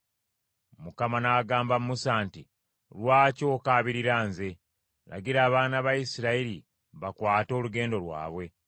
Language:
Ganda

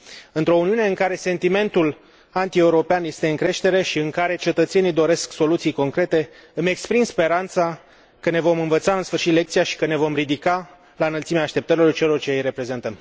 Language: Romanian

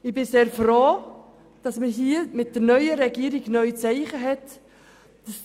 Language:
Swiss German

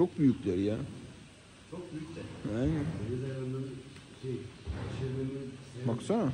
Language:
Turkish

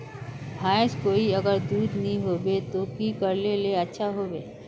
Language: Magahi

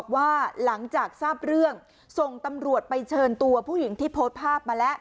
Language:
Thai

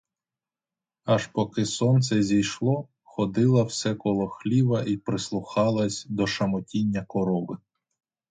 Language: Ukrainian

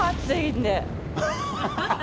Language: Japanese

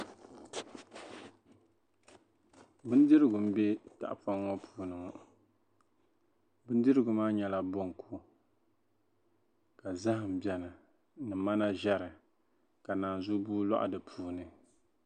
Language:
Dagbani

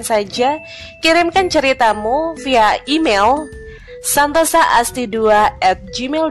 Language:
Indonesian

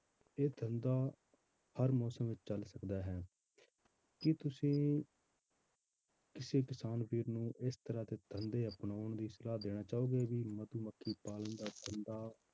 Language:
Punjabi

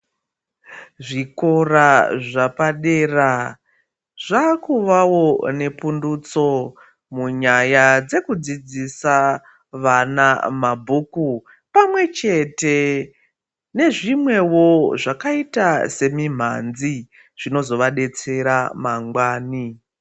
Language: Ndau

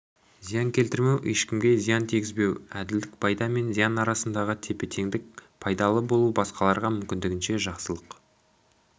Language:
Kazakh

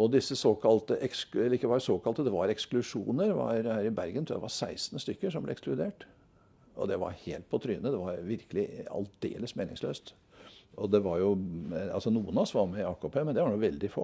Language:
Norwegian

